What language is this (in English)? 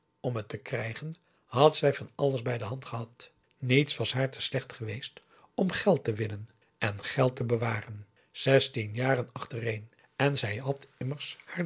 Dutch